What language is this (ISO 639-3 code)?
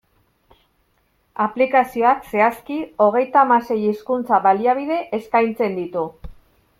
eus